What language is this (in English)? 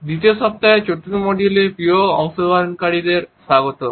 Bangla